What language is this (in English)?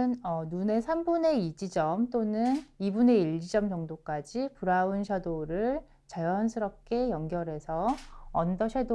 Korean